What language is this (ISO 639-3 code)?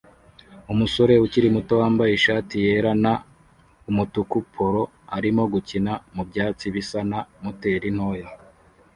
kin